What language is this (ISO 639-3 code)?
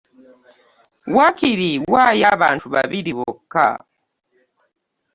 lug